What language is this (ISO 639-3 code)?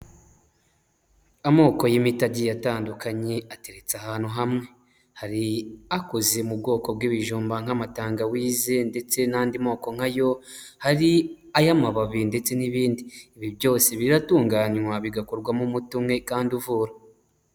kin